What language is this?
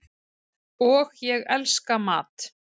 Icelandic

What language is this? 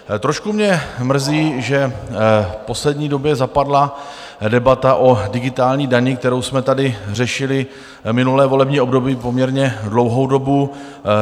Czech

